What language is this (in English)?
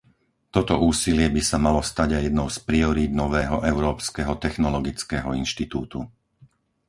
Slovak